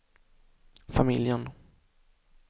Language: Swedish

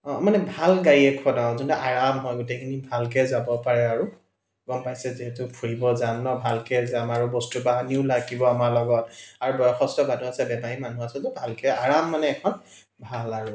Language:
Assamese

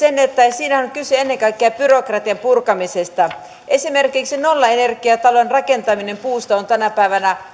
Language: Finnish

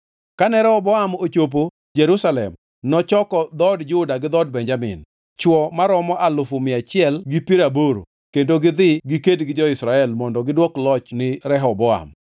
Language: Luo (Kenya and Tanzania)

